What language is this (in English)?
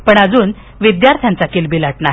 Marathi